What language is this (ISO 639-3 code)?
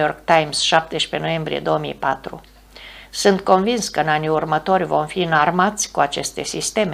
ron